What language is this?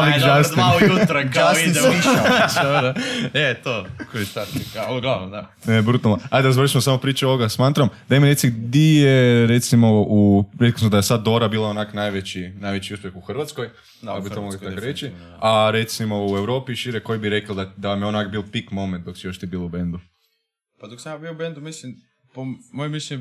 Croatian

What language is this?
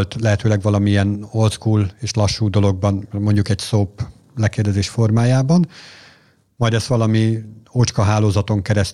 Hungarian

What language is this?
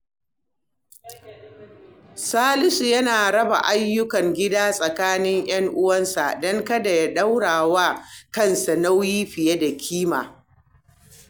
Hausa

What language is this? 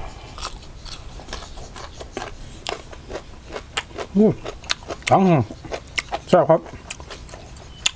Thai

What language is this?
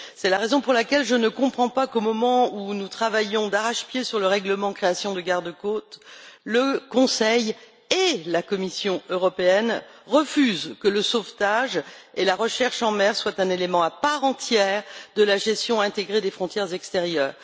French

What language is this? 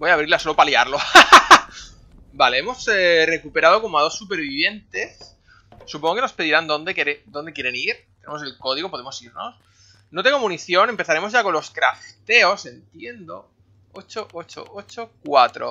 Spanish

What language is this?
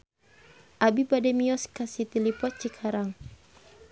Sundanese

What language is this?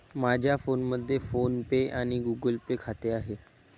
Marathi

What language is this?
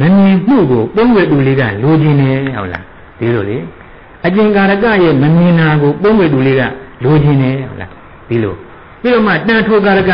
Thai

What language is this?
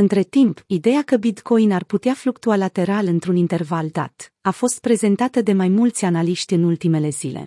Romanian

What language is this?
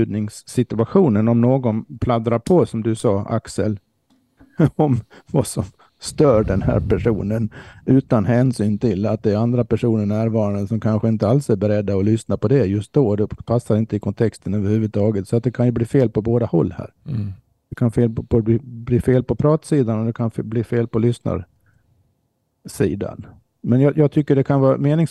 Swedish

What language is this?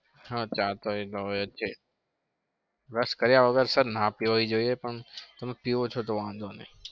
Gujarati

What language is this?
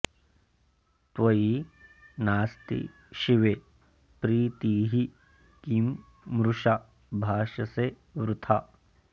Sanskrit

